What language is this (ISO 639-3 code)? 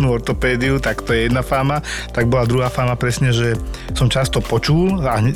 slk